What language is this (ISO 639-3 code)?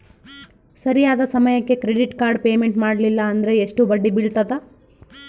kan